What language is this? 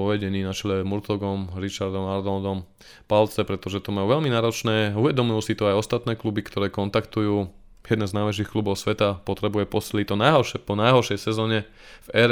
Slovak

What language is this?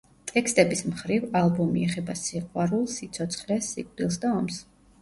Georgian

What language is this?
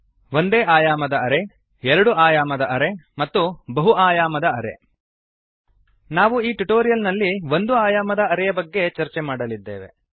Kannada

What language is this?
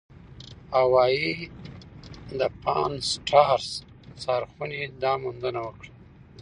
Pashto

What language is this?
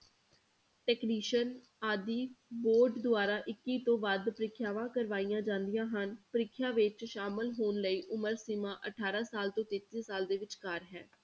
Punjabi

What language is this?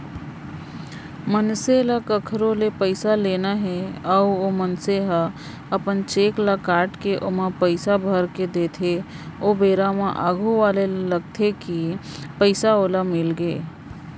Chhattisgarhi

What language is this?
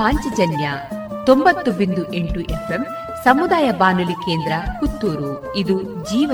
Kannada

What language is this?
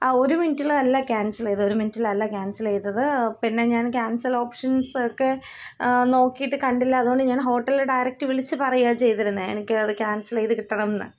Malayalam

